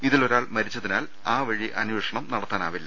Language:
Malayalam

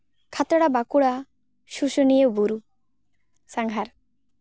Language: Santali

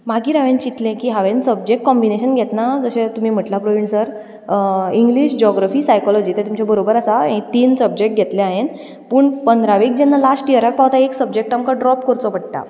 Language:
Konkani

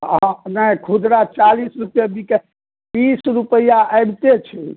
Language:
Maithili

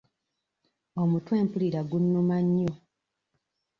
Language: Ganda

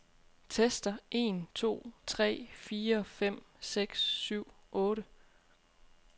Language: Danish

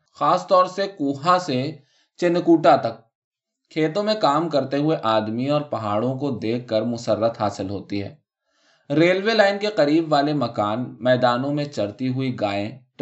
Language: Urdu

